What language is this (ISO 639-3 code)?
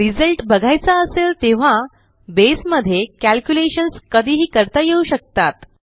mar